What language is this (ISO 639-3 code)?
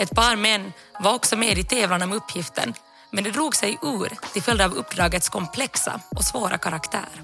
swe